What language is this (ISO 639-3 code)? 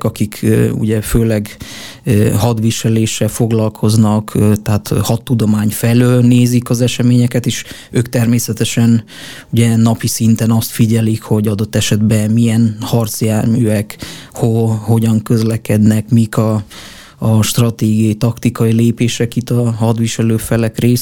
hun